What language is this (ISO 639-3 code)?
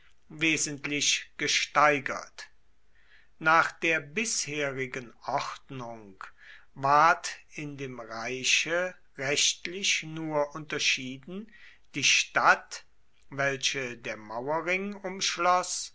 deu